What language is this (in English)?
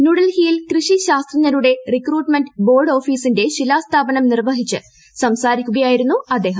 Malayalam